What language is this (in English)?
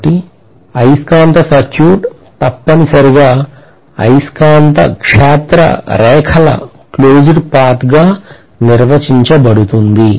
Telugu